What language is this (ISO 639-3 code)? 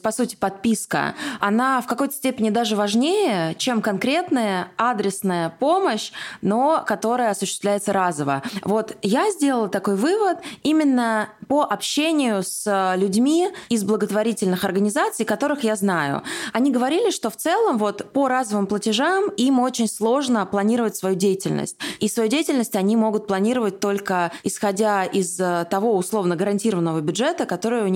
rus